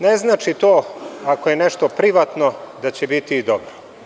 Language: Serbian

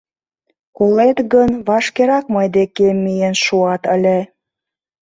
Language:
Mari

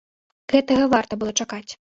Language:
Belarusian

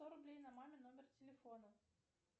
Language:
Russian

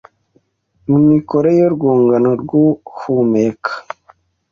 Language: Kinyarwanda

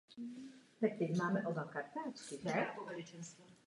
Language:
Czech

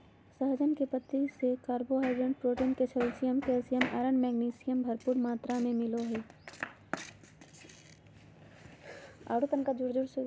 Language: Magahi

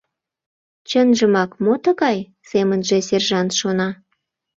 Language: Mari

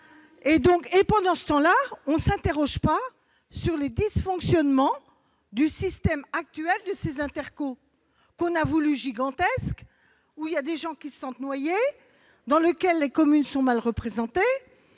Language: French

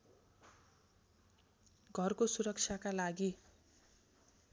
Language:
Nepali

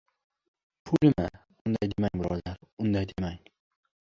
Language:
Uzbek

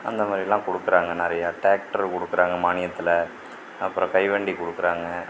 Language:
Tamil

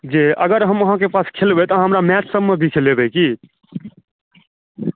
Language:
Maithili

